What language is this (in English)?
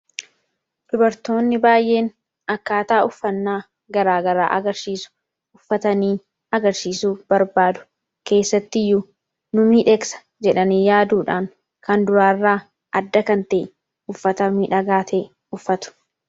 Oromo